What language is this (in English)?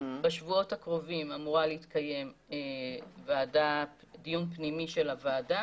Hebrew